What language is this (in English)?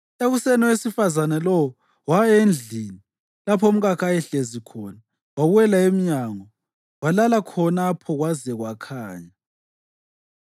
North Ndebele